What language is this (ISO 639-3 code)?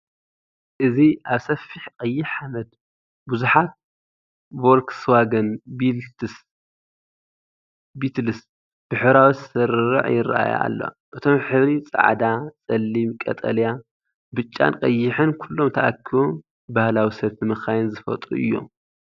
tir